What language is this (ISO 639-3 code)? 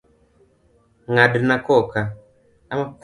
luo